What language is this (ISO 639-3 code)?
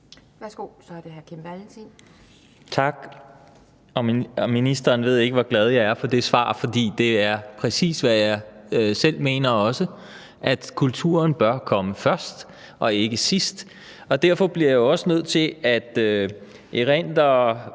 dan